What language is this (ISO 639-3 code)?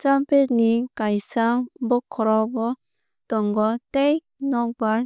trp